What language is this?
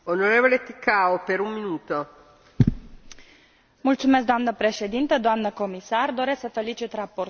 Romanian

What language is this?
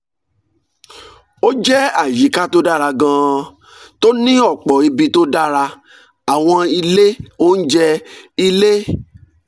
Yoruba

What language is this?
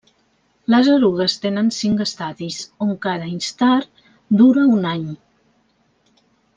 Catalan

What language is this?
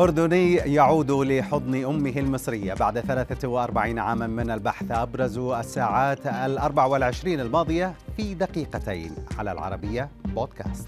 Arabic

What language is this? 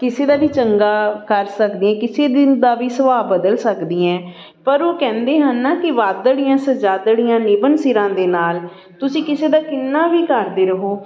Punjabi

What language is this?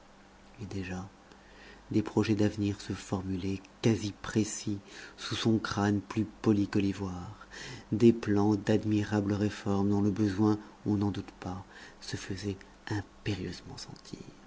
French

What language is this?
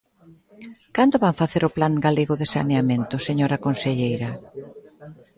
Galician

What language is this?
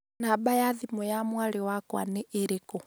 Kikuyu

